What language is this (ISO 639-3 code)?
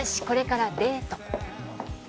jpn